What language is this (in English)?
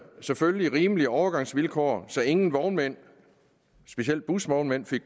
Danish